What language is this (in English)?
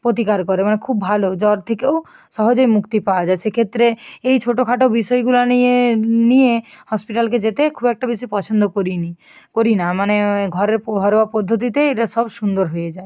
Bangla